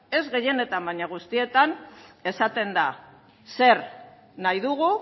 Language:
Basque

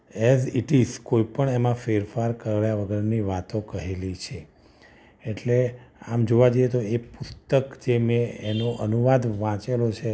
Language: Gujarati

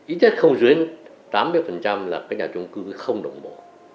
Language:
Vietnamese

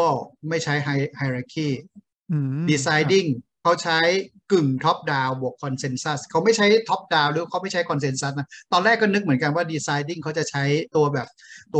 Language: Thai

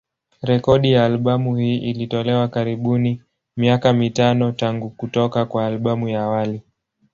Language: Swahili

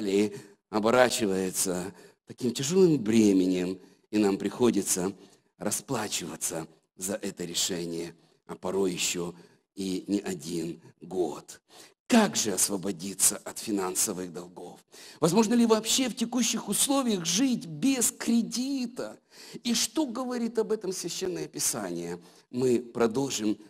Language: Russian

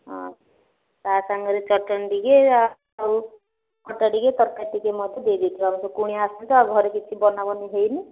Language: Odia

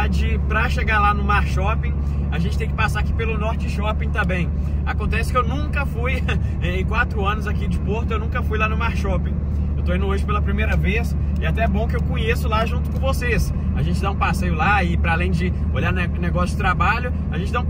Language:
Portuguese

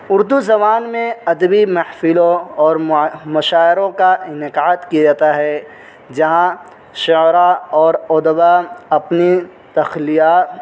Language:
Urdu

